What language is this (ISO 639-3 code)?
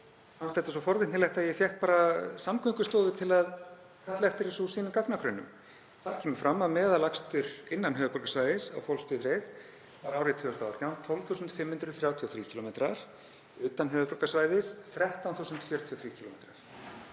isl